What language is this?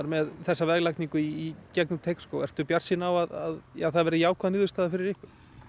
Icelandic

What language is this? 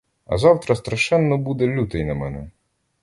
Ukrainian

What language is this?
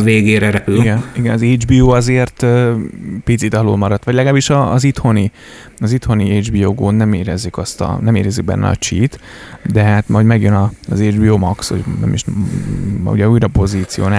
Hungarian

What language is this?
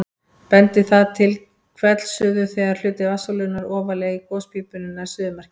Icelandic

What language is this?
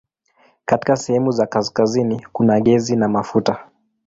Swahili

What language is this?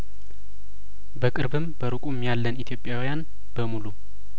Amharic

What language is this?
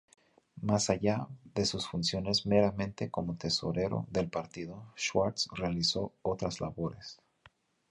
Spanish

